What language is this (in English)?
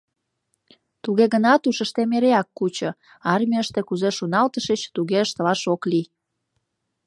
Mari